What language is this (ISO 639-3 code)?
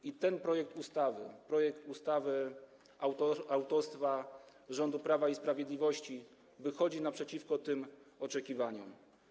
pol